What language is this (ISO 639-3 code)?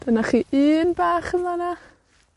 cym